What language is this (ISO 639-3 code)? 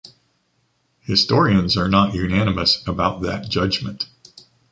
eng